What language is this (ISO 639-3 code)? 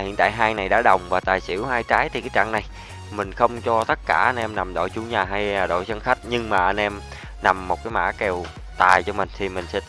vie